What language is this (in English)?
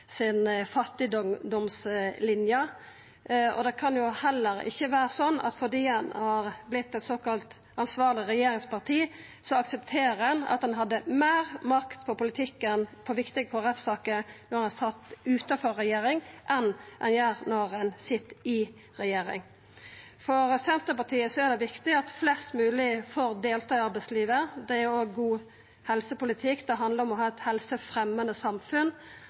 Norwegian Nynorsk